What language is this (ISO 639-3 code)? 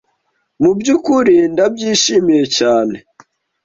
kin